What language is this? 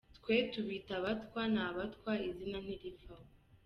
Kinyarwanda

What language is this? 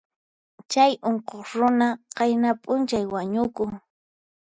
Puno Quechua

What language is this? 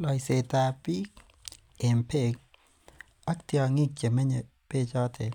Kalenjin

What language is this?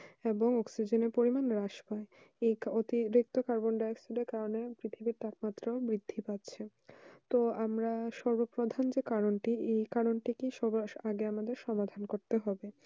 Bangla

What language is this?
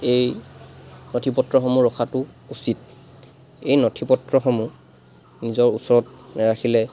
Assamese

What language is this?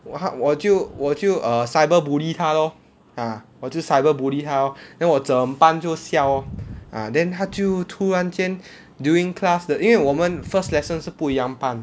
English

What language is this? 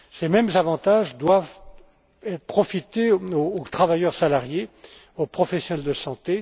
French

